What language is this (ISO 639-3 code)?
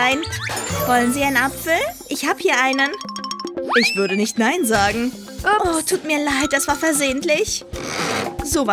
deu